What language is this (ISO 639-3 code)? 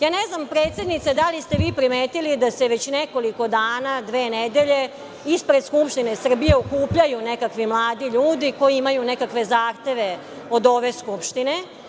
srp